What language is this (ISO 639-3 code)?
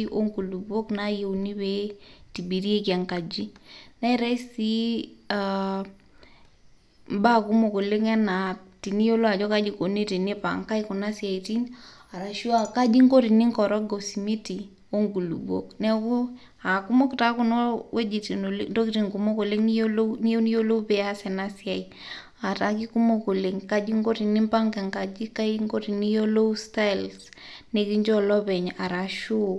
mas